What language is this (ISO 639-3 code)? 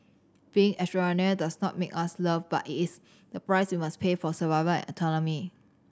eng